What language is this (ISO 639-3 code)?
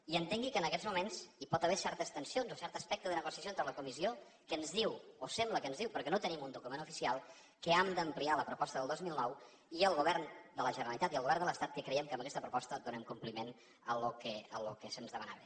cat